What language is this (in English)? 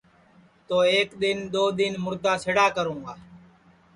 Sansi